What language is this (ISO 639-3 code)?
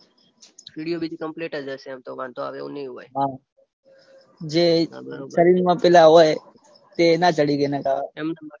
guj